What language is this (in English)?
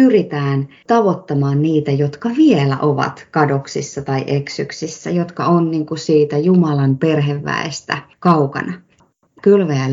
Finnish